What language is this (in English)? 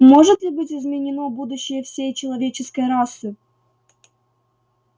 Russian